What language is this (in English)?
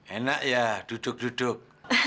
Indonesian